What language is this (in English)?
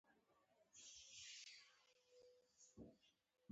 Pashto